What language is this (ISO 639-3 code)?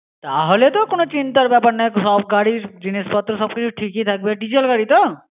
ben